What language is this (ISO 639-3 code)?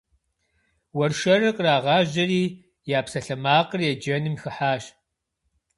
kbd